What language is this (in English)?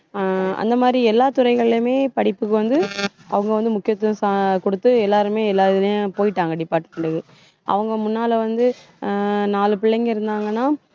Tamil